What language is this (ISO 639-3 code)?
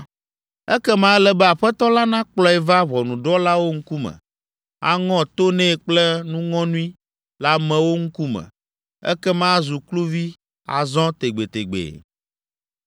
ewe